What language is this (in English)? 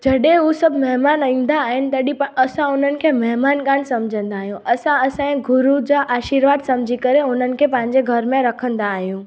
Sindhi